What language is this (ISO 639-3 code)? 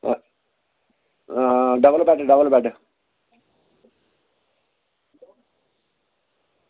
doi